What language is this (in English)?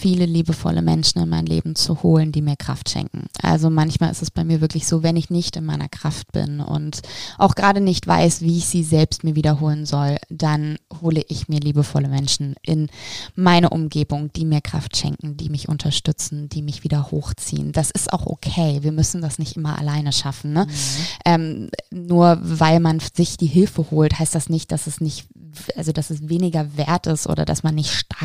German